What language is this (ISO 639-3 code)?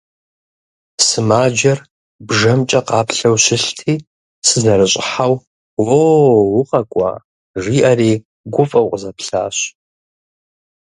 kbd